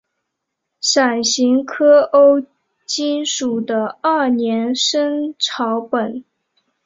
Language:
Chinese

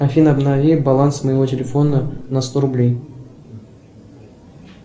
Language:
Russian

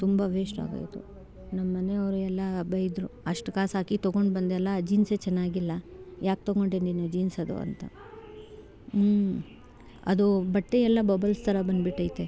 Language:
Kannada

